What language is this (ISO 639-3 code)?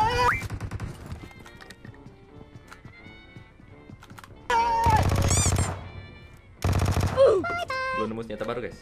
ind